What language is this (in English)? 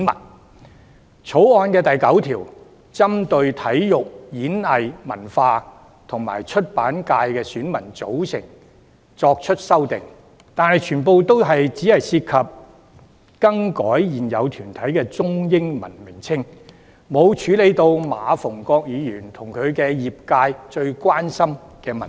Cantonese